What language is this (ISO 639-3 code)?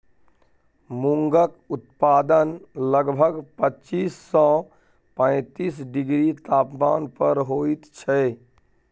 mai